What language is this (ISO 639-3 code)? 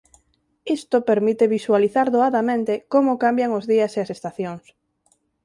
glg